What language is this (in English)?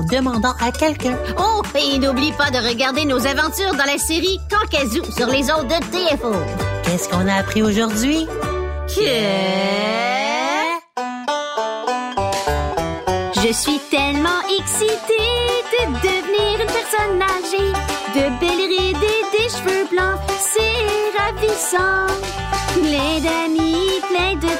French